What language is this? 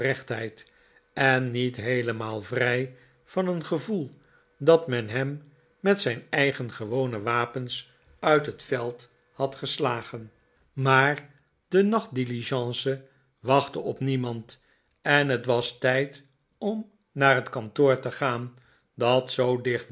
Dutch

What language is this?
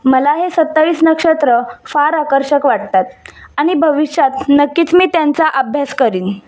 Marathi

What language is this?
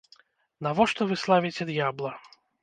Belarusian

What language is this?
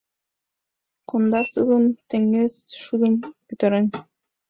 Mari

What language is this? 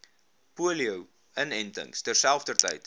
Afrikaans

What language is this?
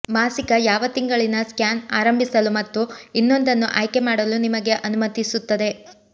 Kannada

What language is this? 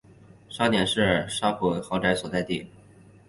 Chinese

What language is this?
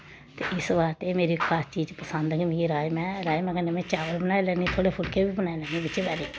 Dogri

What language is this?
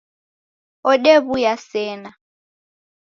Taita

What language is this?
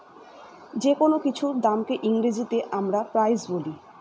Bangla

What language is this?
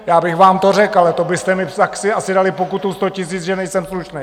Czech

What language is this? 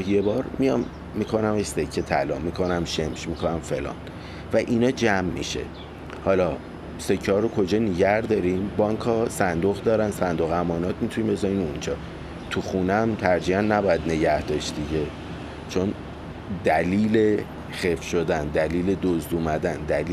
Persian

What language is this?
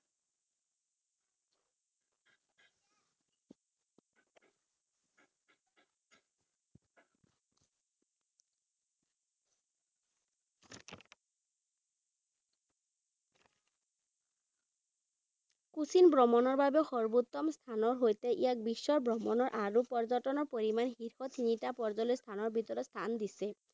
Assamese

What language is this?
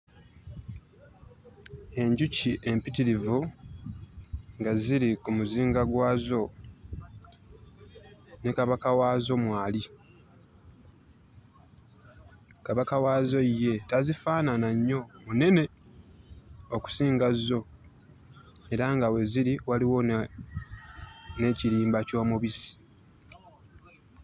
Ganda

